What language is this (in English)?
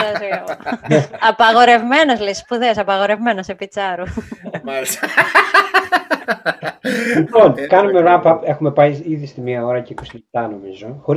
Greek